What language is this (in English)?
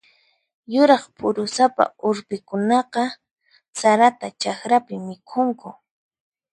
Puno Quechua